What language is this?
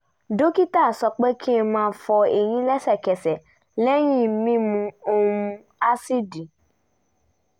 Yoruba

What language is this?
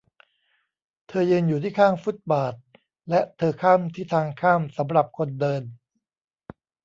Thai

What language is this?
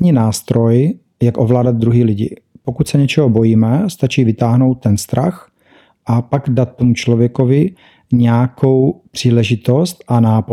Czech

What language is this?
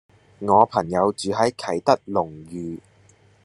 Cantonese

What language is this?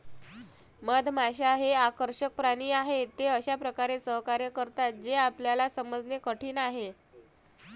Marathi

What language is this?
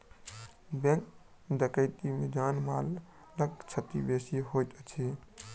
Maithili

